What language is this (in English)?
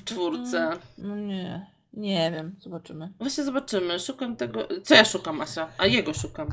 Polish